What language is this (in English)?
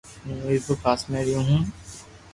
Loarki